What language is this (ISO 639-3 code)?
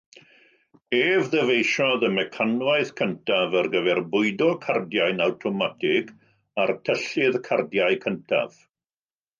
cym